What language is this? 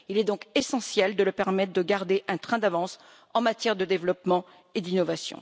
French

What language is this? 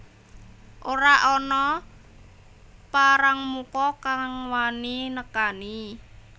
Javanese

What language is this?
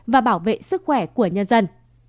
Vietnamese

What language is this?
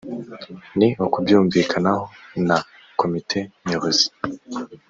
Kinyarwanda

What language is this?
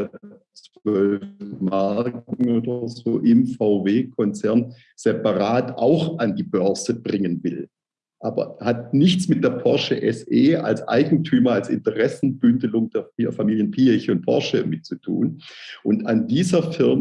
German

